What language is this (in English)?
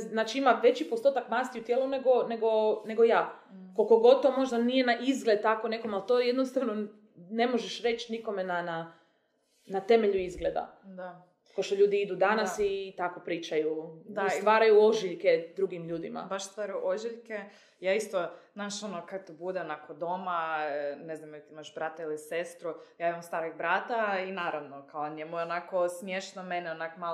Croatian